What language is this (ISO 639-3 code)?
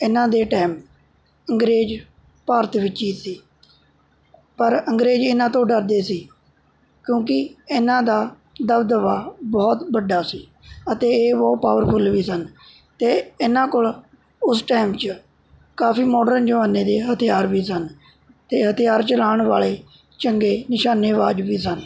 pan